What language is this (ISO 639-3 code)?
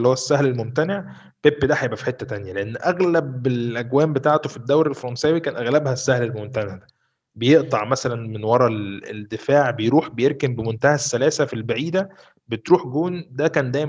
ara